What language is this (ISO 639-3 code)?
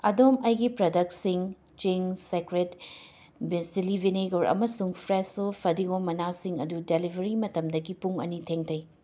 mni